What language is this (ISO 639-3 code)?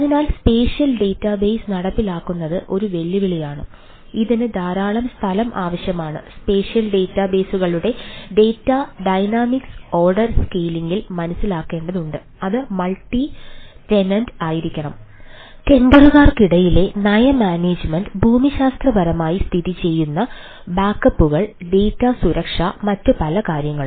mal